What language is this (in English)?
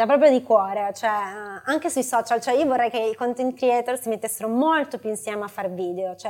Italian